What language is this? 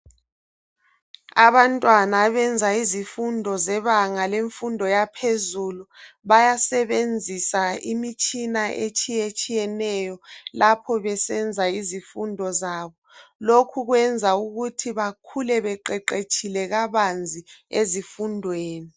North Ndebele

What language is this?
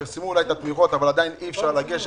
Hebrew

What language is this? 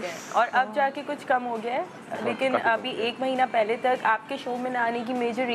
Hindi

